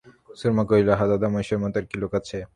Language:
Bangla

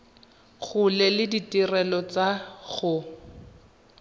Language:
Tswana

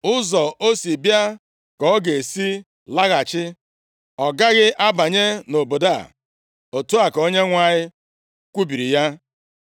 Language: Igbo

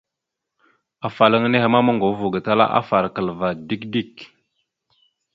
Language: Mada (Cameroon)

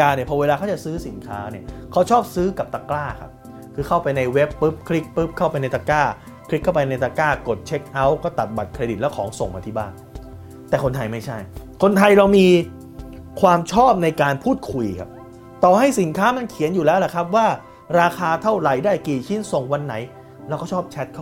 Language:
Thai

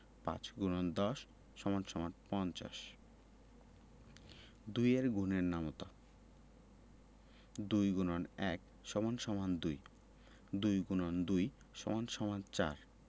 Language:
Bangla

